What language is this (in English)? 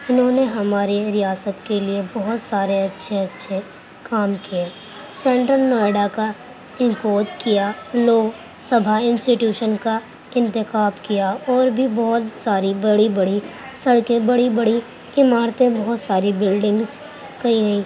Urdu